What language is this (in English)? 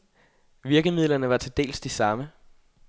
Danish